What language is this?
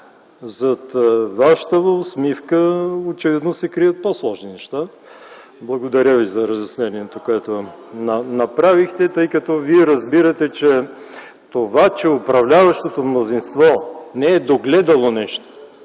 Bulgarian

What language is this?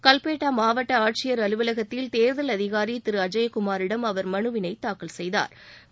Tamil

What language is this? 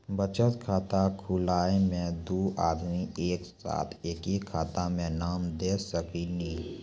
Maithili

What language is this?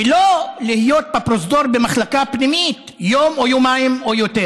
Hebrew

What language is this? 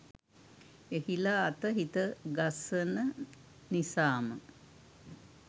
Sinhala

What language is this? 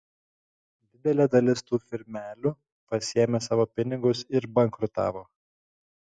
Lithuanian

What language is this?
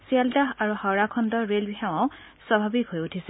Assamese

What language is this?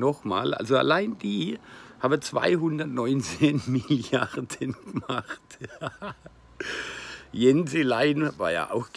German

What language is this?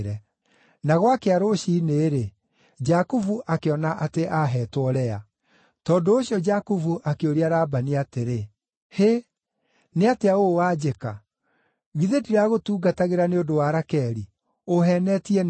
Kikuyu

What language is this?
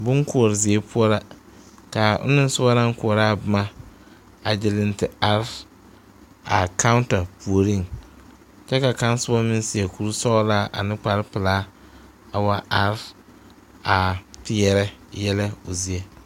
Southern Dagaare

